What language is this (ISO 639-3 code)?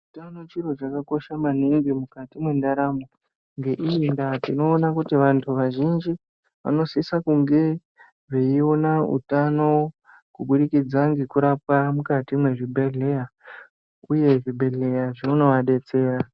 ndc